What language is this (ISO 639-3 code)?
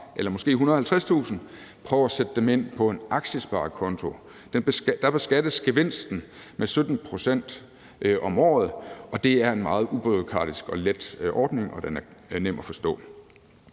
dan